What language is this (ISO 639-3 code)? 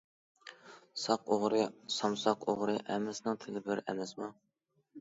uig